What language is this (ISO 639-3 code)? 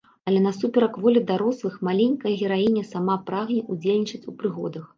bel